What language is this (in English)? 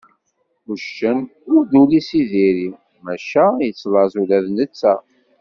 Kabyle